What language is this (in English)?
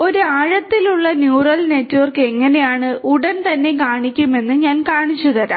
Malayalam